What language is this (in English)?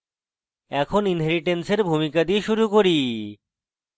Bangla